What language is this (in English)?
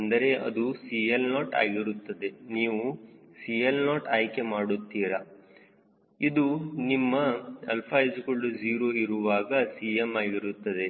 Kannada